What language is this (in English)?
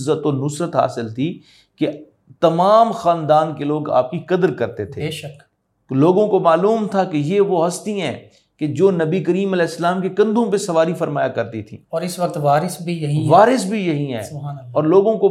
Urdu